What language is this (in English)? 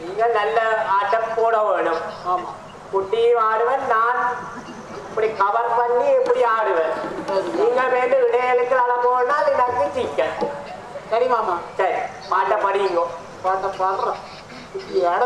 Thai